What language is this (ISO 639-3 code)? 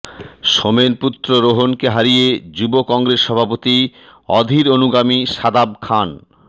ben